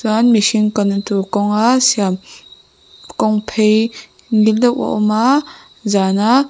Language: Mizo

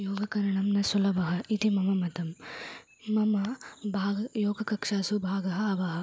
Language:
Sanskrit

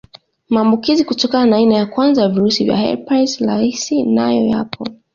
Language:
Swahili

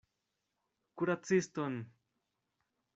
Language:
Esperanto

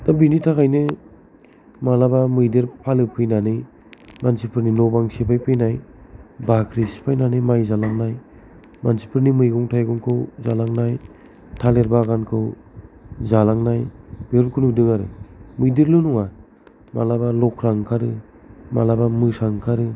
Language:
Bodo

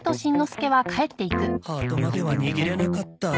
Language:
Japanese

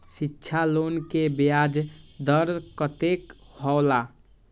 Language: Maithili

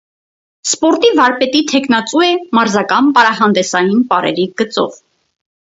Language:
Armenian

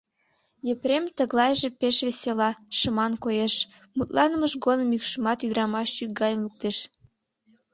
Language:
Mari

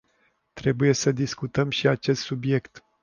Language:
Romanian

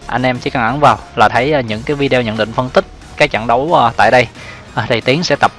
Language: Vietnamese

